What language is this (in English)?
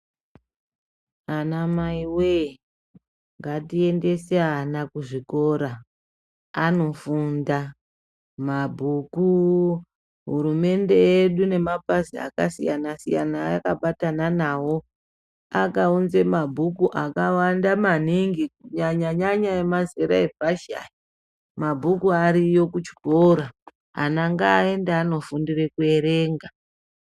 Ndau